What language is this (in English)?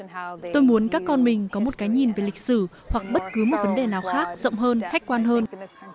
Vietnamese